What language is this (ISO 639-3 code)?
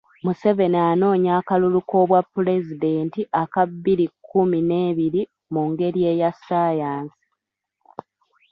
lug